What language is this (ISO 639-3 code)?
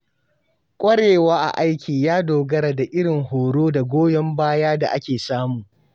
hau